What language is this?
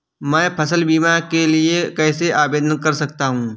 Hindi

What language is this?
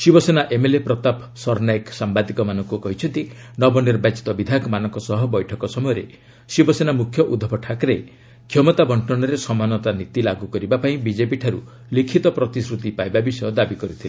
Odia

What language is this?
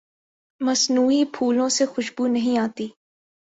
Urdu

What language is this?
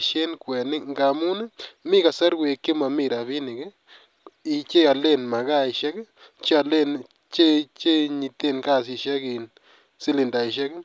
Kalenjin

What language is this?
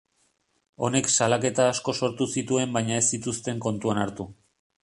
Basque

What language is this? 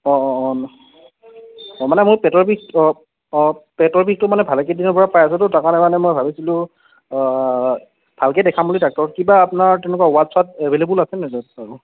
Assamese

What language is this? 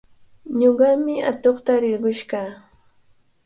Cajatambo North Lima Quechua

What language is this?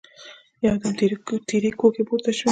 Pashto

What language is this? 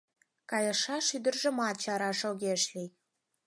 Mari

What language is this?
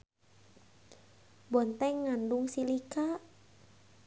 Sundanese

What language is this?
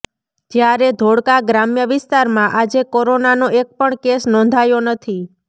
Gujarati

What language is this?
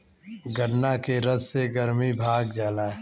Bhojpuri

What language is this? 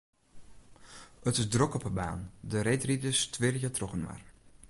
Western Frisian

